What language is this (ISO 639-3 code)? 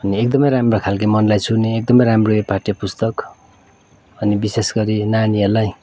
nep